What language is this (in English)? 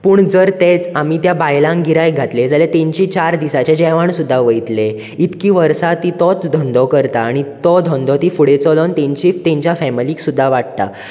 Konkani